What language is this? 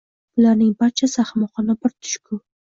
Uzbek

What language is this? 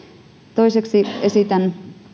Finnish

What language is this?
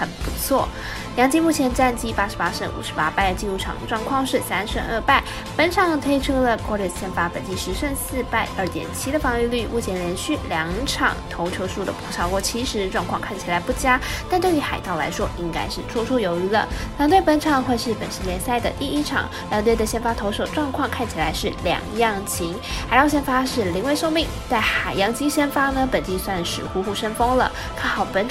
Chinese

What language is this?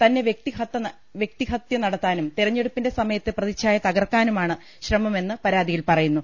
Malayalam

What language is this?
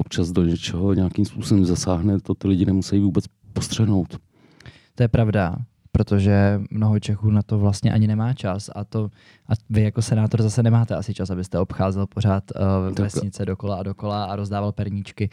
Czech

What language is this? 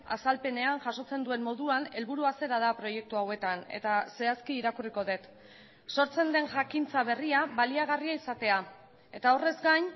Basque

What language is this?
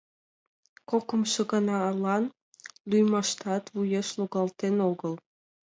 Mari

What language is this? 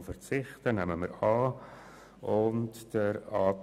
Swiss German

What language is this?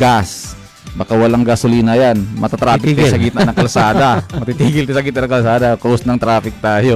Filipino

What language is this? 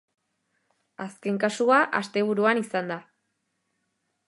Basque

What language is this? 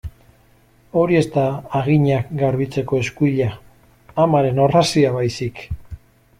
Basque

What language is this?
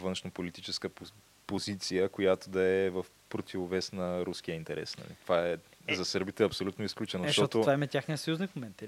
Bulgarian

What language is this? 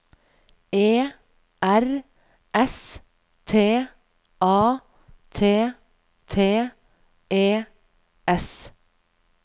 Norwegian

